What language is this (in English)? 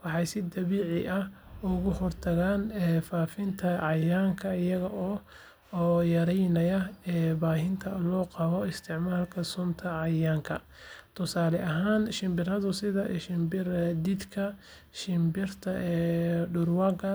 Somali